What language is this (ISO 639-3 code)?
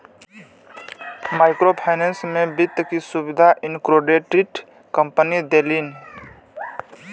bho